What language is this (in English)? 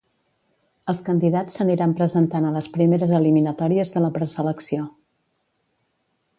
Catalan